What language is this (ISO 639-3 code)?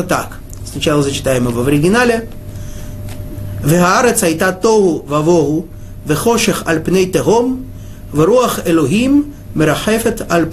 rus